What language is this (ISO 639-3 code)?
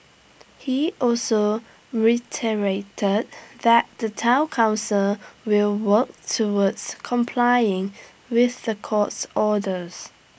eng